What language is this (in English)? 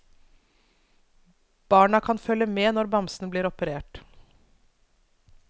Norwegian